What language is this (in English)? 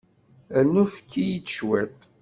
Kabyle